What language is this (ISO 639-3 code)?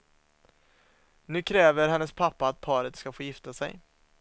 swe